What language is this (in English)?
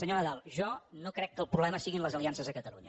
Catalan